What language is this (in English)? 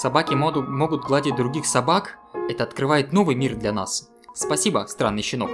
Russian